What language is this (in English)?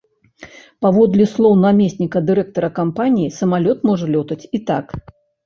Belarusian